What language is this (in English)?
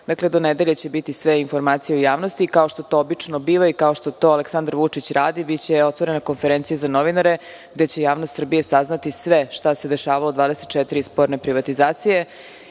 Serbian